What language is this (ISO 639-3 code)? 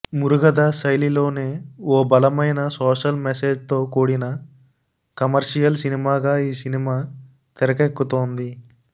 tel